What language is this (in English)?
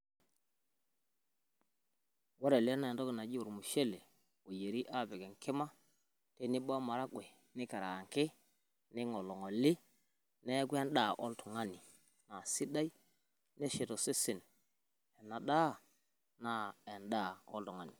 Masai